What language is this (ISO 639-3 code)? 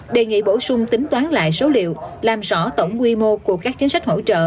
vie